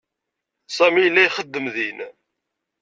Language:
Kabyle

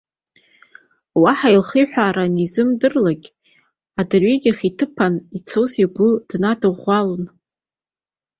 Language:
Abkhazian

